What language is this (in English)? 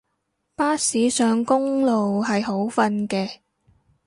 Cantonese